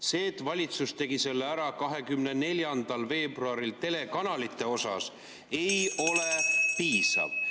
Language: Estonian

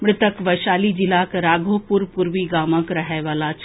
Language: Maithili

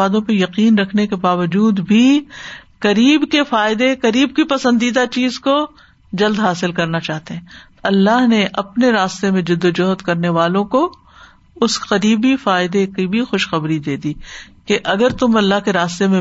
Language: Urdu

